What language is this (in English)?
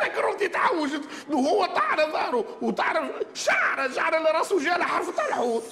Arabic